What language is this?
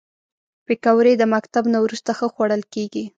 Pashto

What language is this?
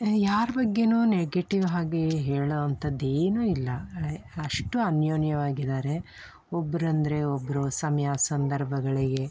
Kannada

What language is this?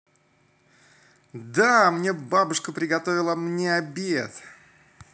Russian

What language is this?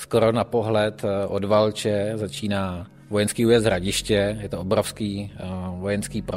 Czech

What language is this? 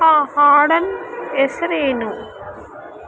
Kannada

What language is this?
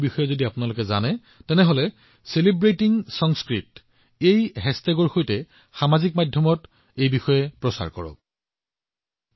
Assamese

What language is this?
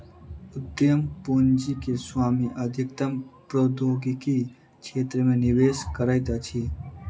Maithili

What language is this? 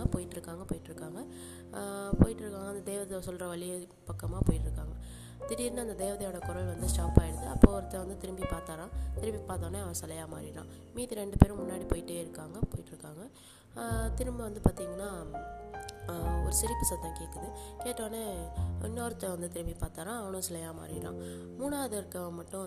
Tamil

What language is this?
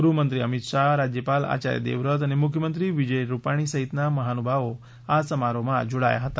Gujarati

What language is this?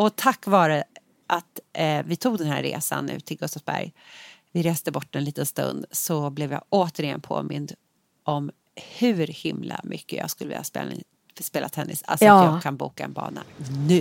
Swedish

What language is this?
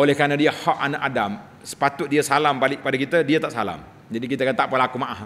Malay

